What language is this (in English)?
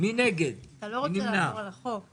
Hebrew